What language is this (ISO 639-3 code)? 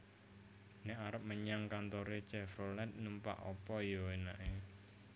jav